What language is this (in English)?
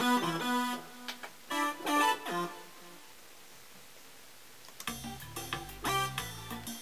French